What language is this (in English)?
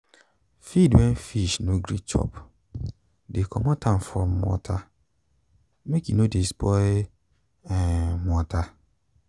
Nigerian Pidgin